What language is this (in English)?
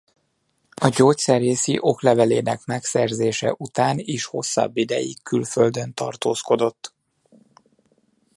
Hungarian